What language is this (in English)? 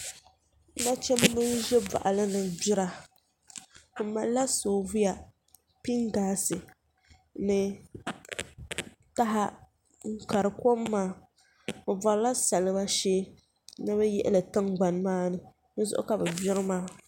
Dagbani